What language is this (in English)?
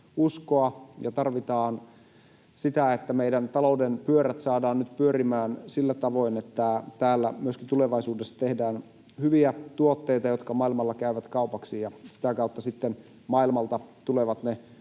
Finnish